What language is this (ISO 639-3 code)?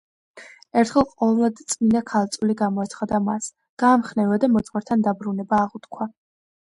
kat